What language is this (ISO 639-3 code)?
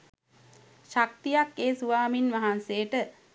sin